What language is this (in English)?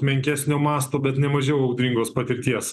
Lithuanian